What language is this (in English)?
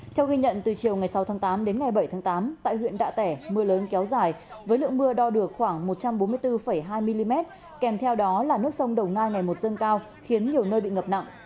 Vietnamese